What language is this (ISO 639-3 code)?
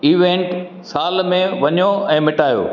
snd